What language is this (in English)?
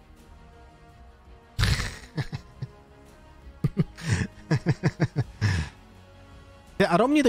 Polish